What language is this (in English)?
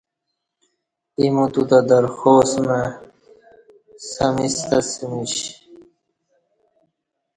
Kati